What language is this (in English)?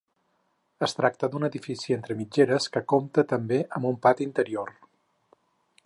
Catalan